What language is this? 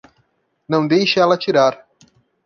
Portuguese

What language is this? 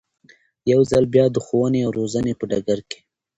Pashto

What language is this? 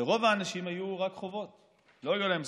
Hebrew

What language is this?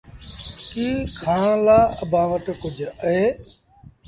Sindhi Bhil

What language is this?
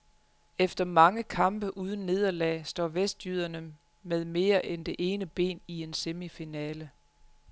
Danish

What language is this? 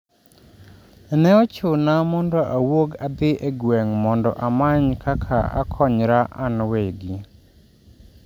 Luo (Kenya and Tanzania)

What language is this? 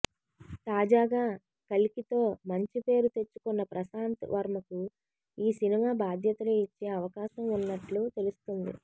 Telugu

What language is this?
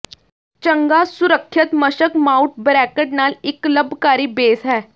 Punjabi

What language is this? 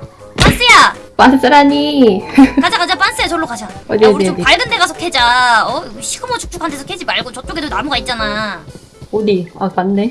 Korean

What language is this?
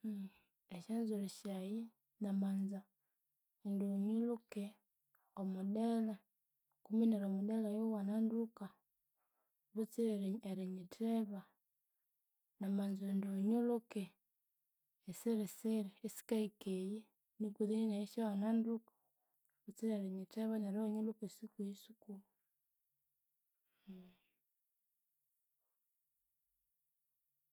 Konzo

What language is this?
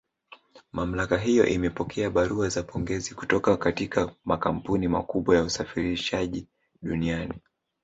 Swahili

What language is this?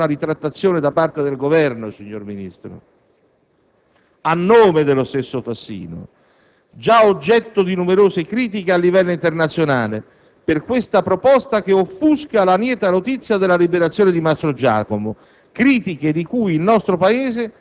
Italian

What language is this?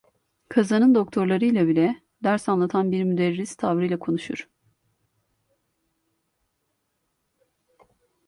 Turkish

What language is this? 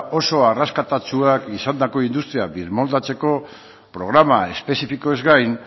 Basque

